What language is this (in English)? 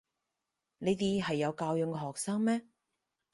Cantonese